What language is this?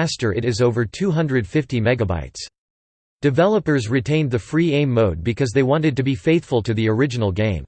English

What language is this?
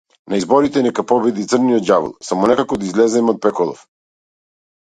Macedonian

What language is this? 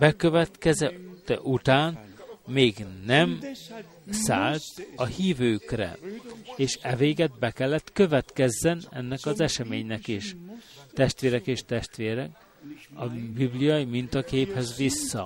Hungarian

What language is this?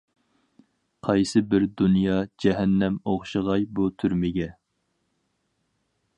Uyghur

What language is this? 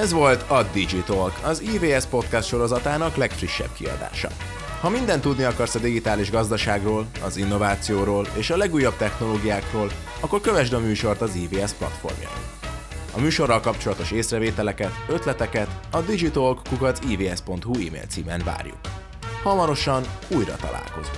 Hungarian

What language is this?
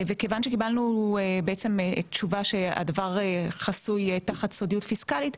Hebrew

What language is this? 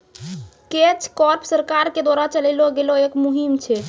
Maithili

